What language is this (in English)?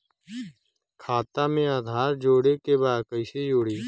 Bhojpuri